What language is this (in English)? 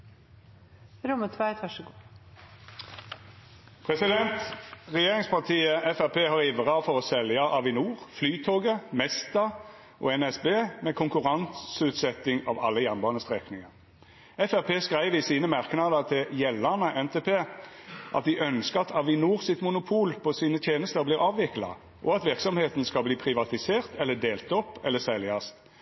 Norwegian Nynorsk